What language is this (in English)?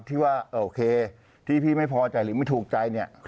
Thai